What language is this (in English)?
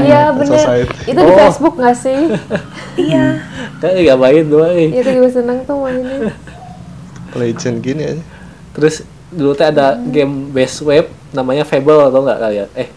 Indonesian